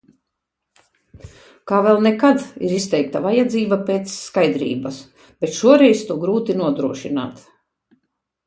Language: Latvian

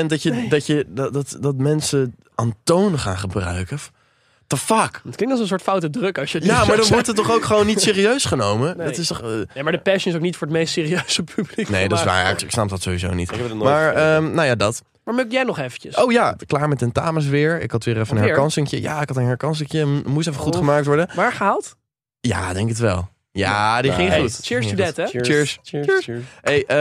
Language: Dutch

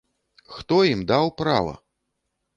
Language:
Belarusian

